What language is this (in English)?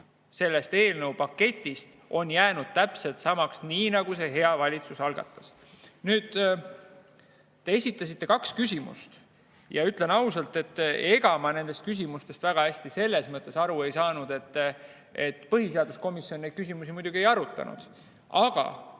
Estonian